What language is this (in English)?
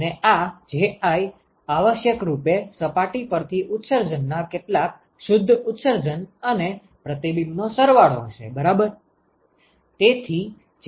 Gujarati